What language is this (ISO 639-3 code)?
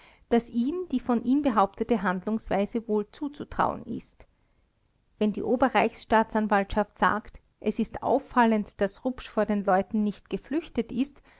deu